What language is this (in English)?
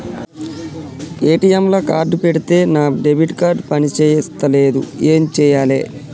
Telugu